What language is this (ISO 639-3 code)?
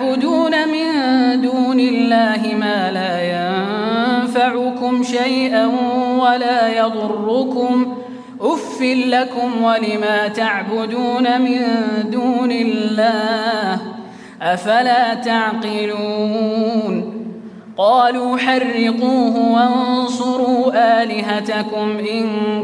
ara